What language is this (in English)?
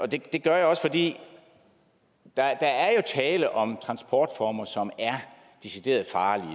Danish